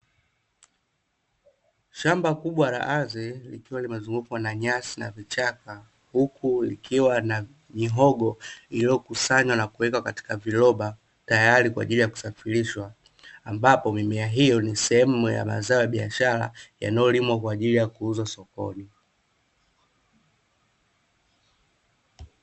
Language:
Swahili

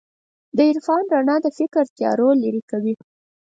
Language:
Pashto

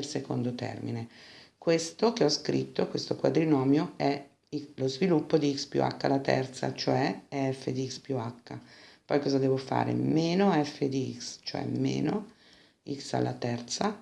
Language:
Italian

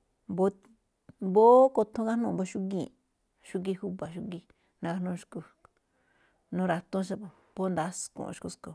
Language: Malinaltepec Me'phaa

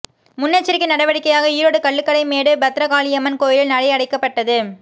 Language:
Tamil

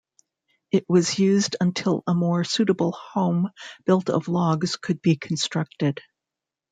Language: English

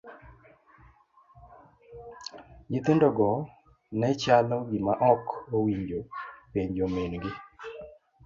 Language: Luo (Kenya and Tanzania)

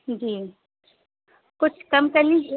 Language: Urdu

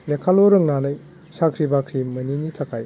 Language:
Bodo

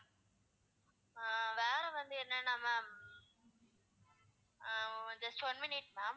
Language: Tamil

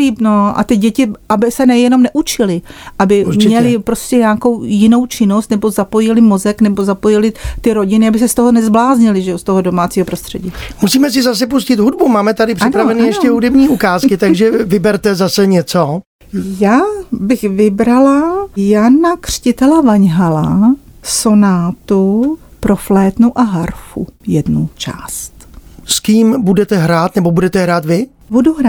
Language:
Czech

